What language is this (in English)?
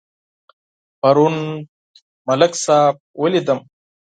Pashto